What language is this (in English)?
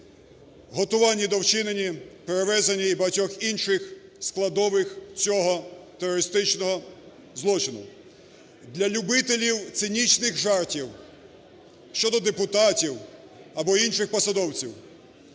Ukrainian